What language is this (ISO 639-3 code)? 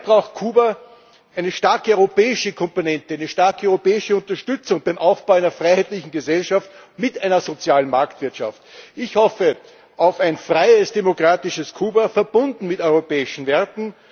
deu